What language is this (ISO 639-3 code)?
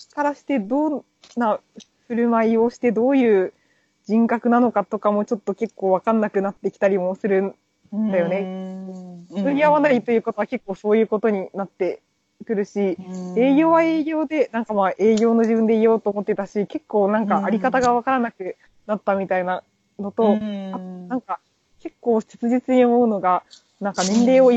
jpn